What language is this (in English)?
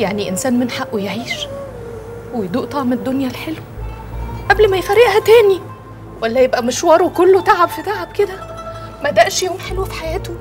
Arabic